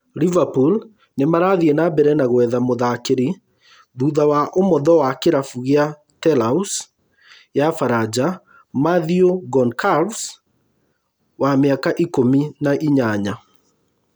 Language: Kikuyu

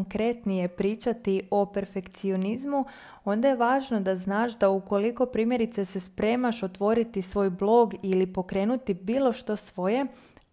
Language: Croatian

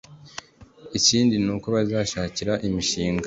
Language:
Kinyarwanda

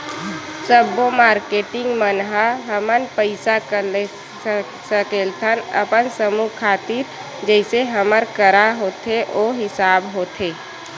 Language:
Chhattisgarhi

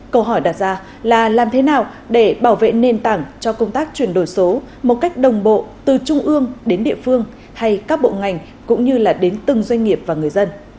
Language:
Vietnamese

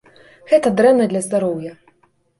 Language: Belarusian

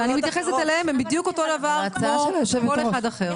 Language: Hebrew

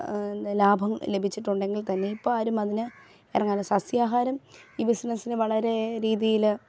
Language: Malayalam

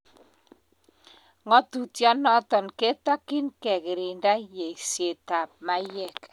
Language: Kalenjin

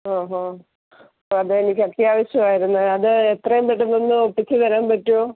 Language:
Malayalam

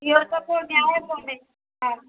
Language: Sindhi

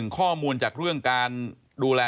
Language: Thai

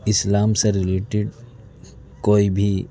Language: Urdu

